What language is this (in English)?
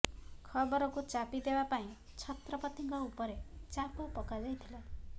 Odia